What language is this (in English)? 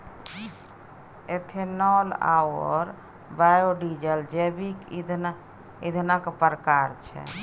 Maithili